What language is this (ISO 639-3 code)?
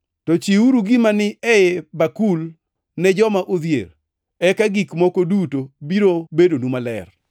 luo